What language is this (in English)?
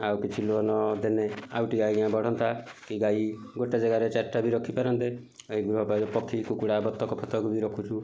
Odia